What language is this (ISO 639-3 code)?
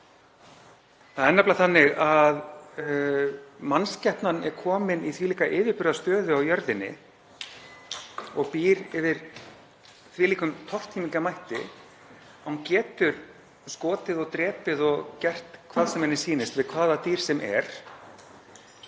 isl